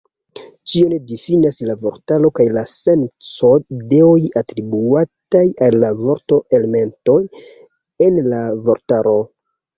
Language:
Esperanto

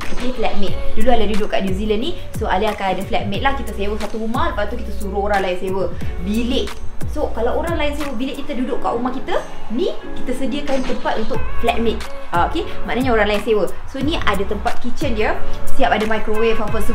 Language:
Malay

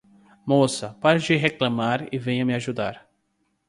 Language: Portuguese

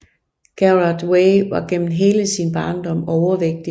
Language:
Danish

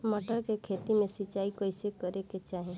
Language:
Bhojpuri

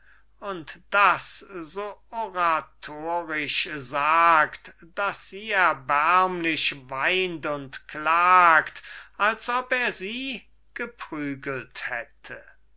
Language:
German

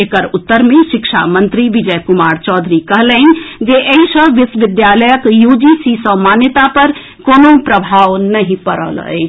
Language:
Maithili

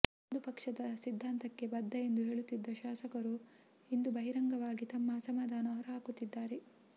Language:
Kannada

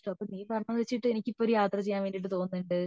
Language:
Malayalam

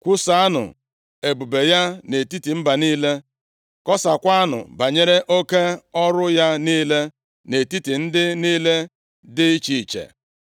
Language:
Igbo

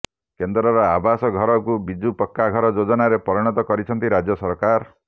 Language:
Odia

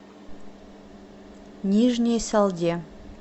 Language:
Russian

